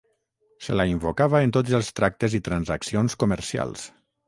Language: Catalan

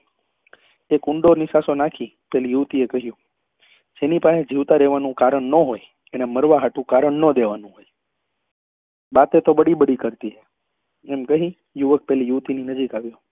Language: Gujarati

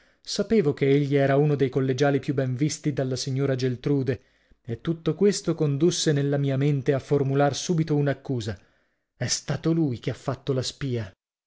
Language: Italian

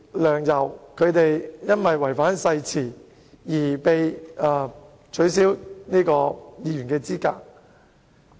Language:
Cantonese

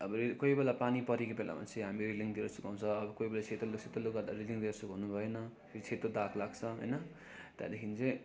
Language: Nepali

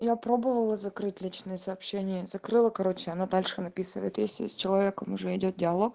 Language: Russian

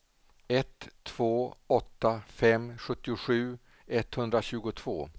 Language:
Swedish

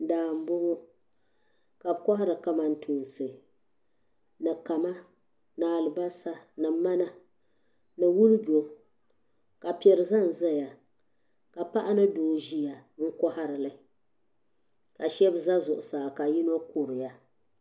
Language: Dagbani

